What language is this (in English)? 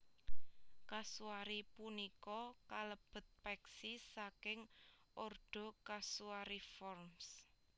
Javanese